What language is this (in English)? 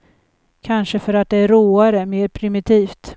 Swedish